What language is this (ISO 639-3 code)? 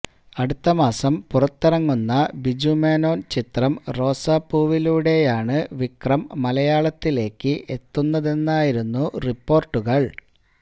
mal